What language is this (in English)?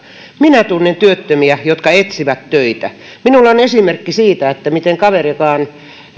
Finnish